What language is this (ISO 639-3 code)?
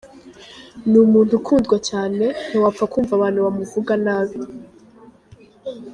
kin